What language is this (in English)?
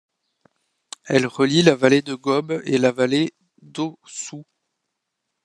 French